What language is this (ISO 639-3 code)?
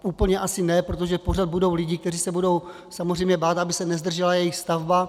ces